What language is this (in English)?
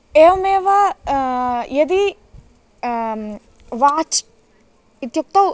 Sanskrit